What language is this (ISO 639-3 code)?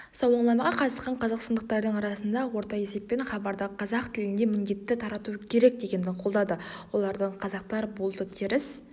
kaz